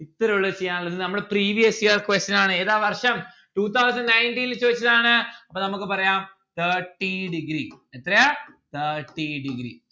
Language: Malayalam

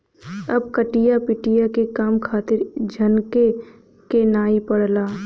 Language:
Bhojpuri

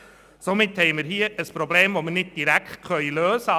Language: Swiss German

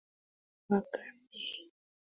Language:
Swahili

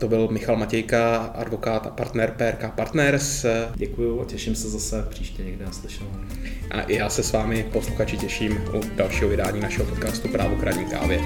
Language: Czech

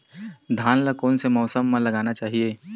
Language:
Chhattisgarhi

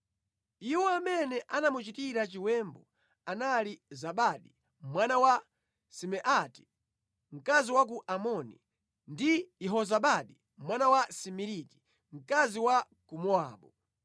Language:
Nyanja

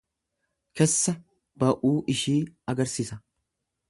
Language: Oromo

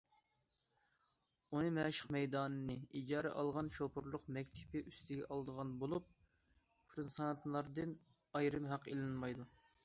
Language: Uyghur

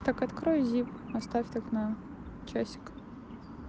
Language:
Russian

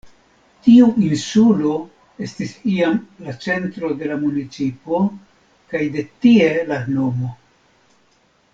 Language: Esperanto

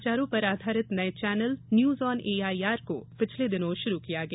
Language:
Hindi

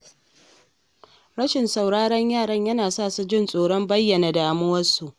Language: Hausa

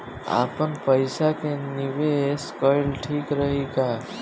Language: Bhojpuri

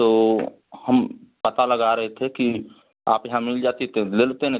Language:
Hindi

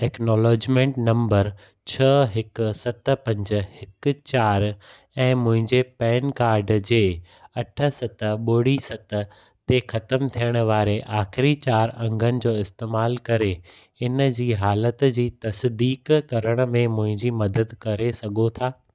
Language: Sindhi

